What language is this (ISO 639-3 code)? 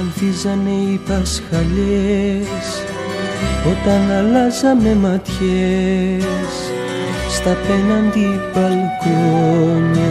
ell